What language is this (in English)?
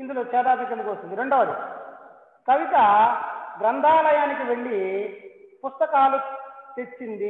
Telugu